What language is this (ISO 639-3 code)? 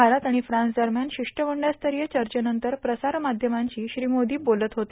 mar